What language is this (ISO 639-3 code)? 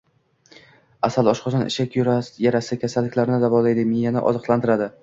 uzb